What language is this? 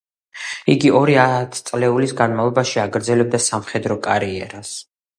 Georgian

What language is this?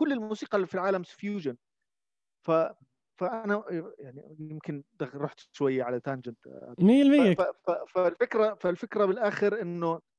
Arabic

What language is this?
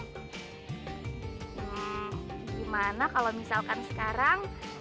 Indonesian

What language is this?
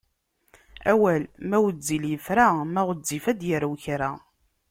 Kabyle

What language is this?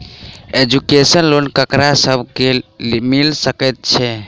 Maithili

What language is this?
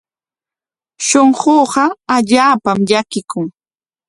Corongo Ancash Quechua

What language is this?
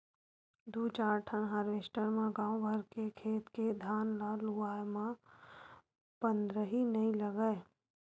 Chhattisgarhi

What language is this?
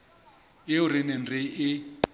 Southern Sotho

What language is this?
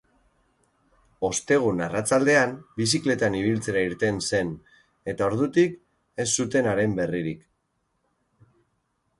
Basque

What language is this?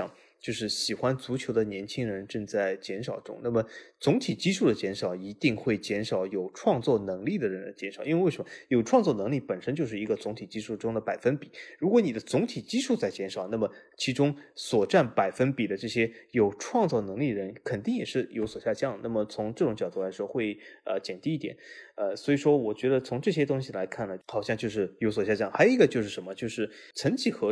Chinese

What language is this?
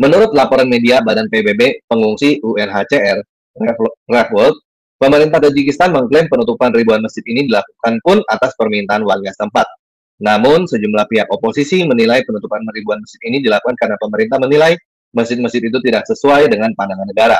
Indonesian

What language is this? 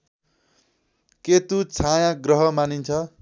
Nepali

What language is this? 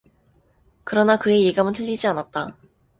Korean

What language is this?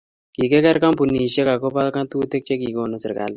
Kalenjin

